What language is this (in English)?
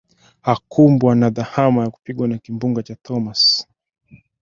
Swahili